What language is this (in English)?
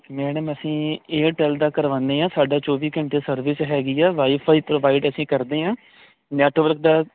Punjabi